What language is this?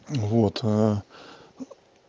Russian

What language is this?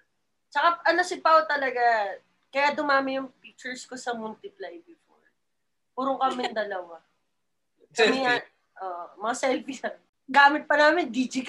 Filipino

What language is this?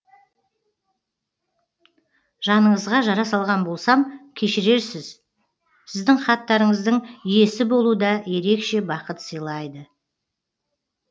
Kazakh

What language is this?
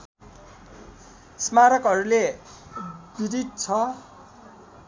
Nepali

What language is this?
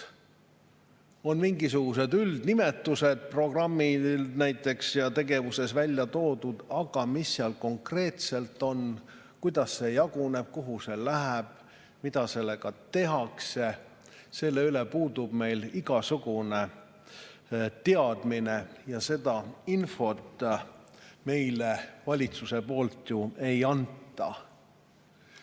Estonian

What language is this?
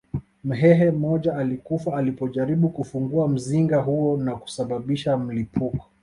Swahili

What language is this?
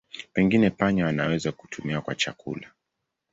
Swahili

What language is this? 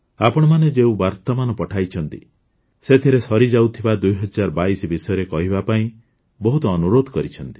Odia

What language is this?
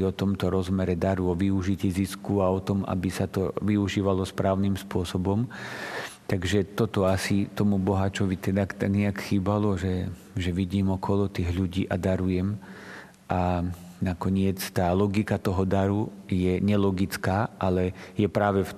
Slovak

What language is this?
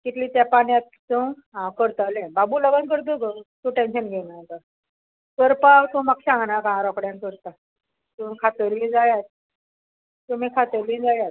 Konkani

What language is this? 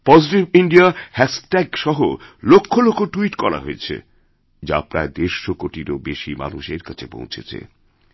Bangla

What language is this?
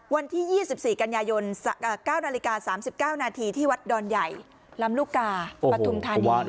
Thai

